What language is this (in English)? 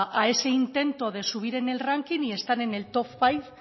Spanish